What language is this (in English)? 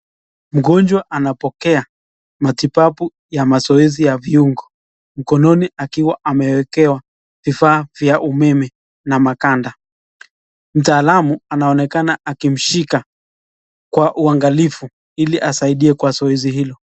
Swahili